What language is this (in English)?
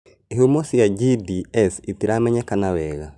Kikuyu